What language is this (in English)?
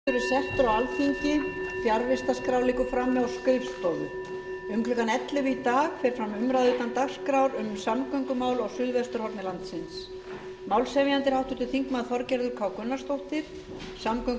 Icelandic